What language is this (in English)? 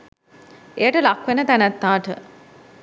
Sinhala